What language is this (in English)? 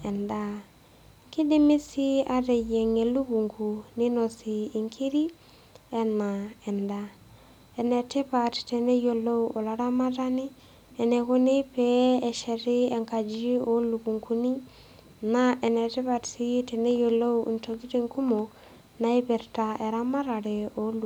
Masai